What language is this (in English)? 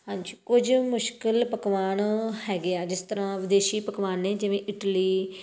Punjabi